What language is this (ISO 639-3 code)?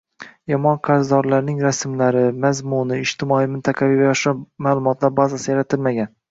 uzb